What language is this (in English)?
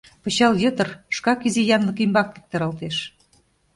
Mari